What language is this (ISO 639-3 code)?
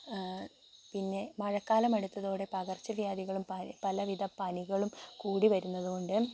mal